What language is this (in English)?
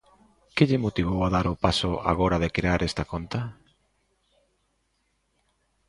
Galician